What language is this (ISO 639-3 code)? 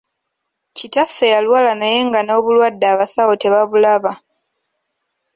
lug